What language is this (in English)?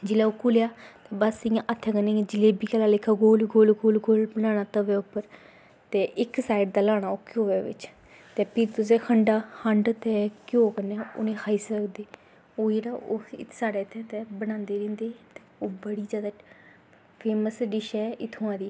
Dogri